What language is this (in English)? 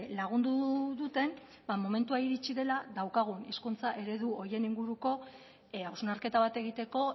Basque